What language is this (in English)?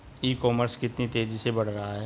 Hindi